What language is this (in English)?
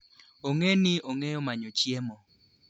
Luo (Kenya and Tanzania)